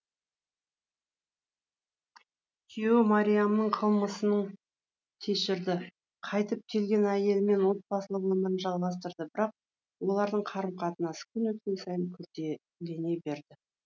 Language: Kazakh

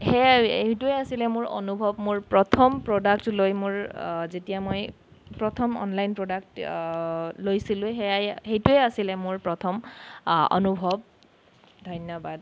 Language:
Assamese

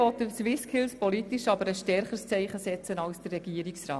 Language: Swiss German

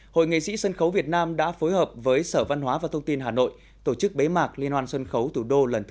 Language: Vietnamese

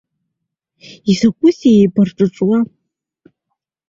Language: Abkhazian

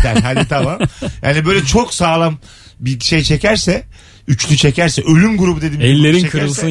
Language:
Turkish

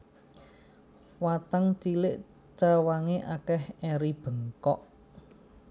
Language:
Javanese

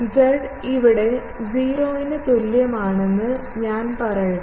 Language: Malayalam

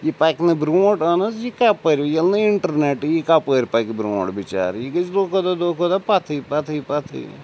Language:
Kashmiri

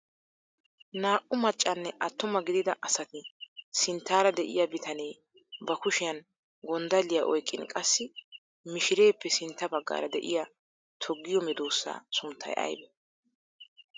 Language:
Wolaytta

